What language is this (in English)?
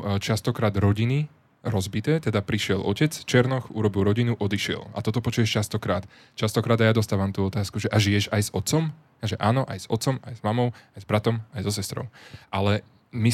Slovak